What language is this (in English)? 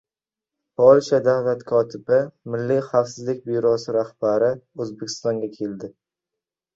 Uzbek